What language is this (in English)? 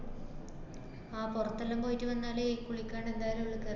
Malayalam